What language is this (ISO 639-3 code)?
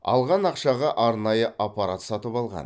kaz